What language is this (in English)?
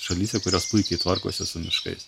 Lithuanian